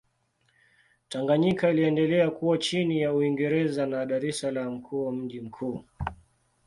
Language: Swahili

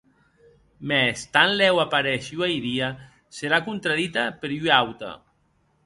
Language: Occitan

